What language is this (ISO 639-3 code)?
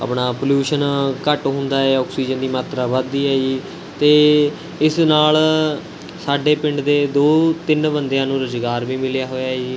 pan